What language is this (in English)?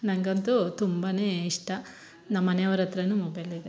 Kannada